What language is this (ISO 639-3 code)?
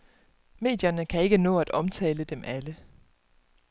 dan